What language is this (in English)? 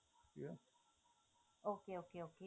Punjabi